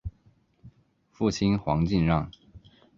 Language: Chinese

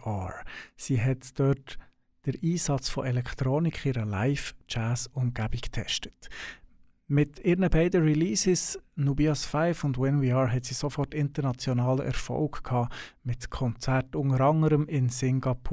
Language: German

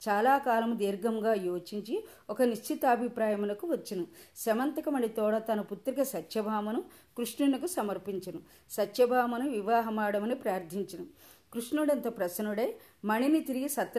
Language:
Telugu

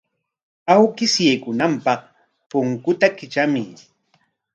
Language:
Corongo Ancash Quechua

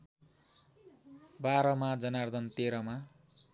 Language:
Nepali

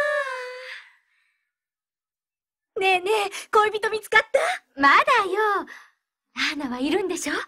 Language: Japanese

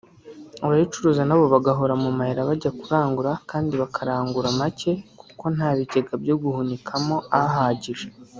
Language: Kinyarwanda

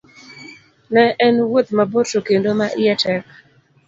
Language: Luo (Kenya and Tanzania)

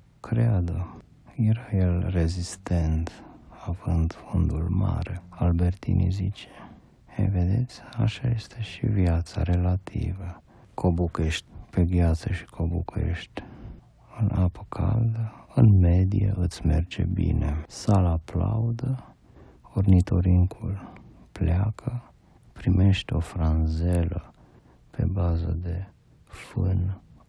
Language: Romanian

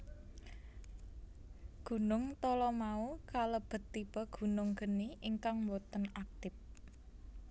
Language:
Javanese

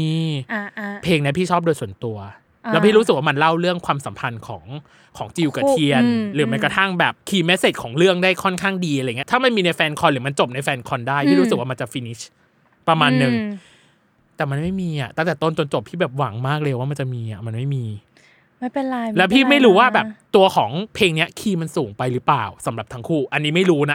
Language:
Thai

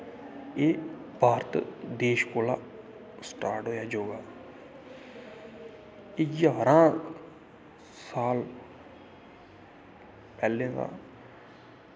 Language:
Dogri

